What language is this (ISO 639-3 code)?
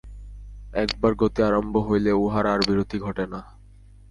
ben